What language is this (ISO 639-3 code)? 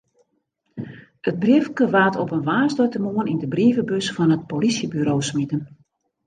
fry